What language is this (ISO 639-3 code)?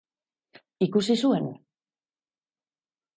eus